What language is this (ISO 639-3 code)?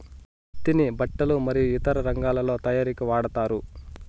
tel